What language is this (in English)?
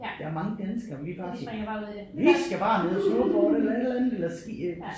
Danish